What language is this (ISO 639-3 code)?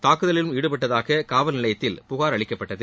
tam